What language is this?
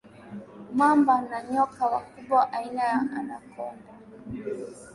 Swahili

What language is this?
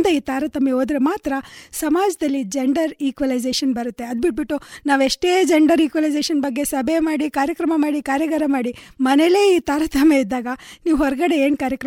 Kannada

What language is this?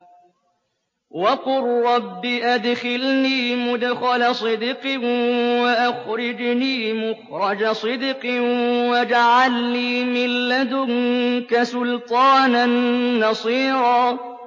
Arabic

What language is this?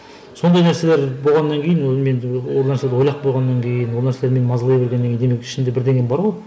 Kazakh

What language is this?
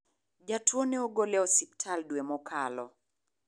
Luo (Kenya and Tanzania)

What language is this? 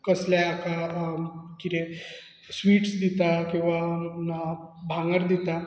Konkani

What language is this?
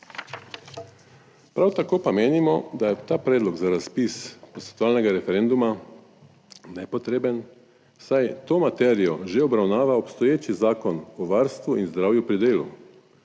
Slovenian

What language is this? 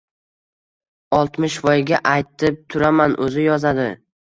Uzbek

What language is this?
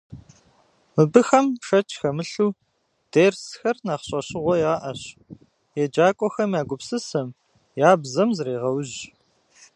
Kabardian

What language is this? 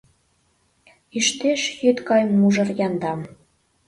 Mari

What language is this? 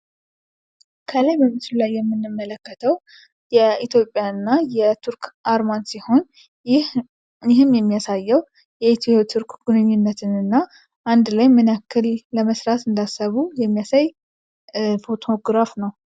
Amharic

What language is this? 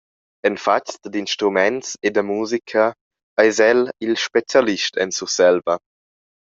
Romansh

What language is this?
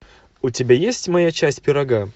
Russian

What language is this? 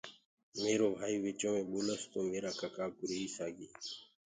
Gurgula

